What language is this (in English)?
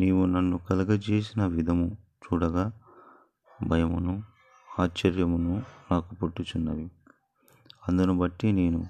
Telugu